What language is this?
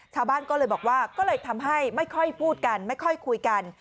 Thai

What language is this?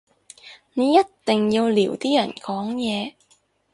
Cantonese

